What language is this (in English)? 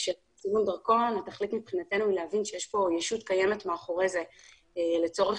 Hebrew